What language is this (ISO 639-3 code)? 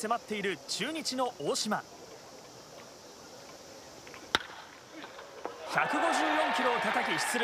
jpn